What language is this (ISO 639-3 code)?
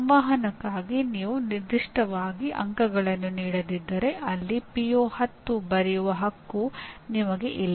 kan